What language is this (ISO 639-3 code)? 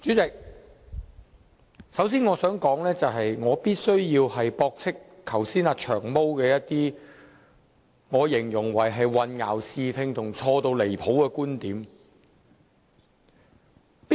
yue